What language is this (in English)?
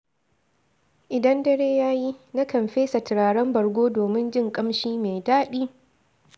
Hausa